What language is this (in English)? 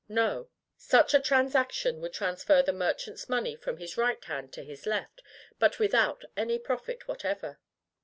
English